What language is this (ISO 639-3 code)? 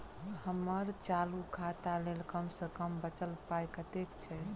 mai